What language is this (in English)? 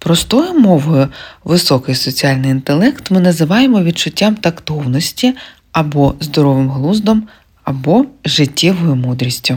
Ukrainian